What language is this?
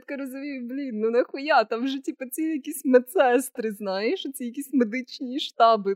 Ukrainian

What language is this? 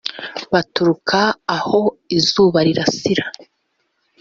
Kinyarwanda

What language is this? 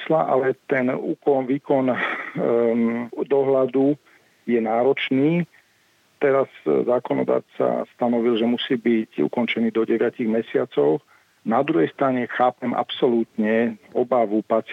Slovak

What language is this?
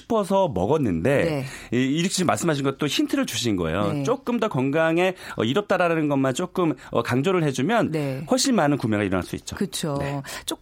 Korean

